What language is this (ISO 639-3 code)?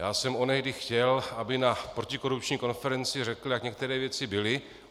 ces